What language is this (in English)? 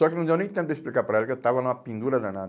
Portuguese